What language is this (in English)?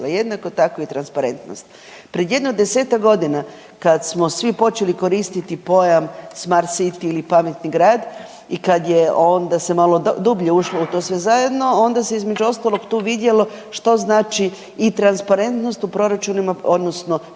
Croatian